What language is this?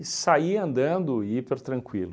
Portuguese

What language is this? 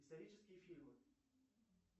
Russian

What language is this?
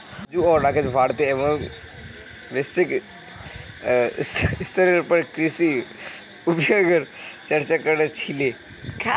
Magahi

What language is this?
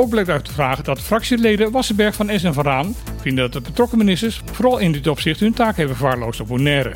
Dutch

